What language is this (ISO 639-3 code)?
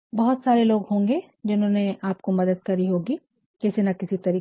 hin